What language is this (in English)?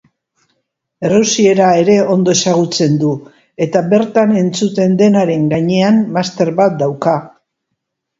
Basque